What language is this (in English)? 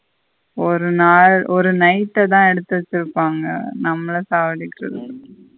Tamil